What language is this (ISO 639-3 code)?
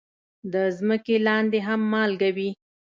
pus